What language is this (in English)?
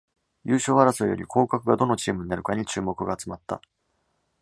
Japanese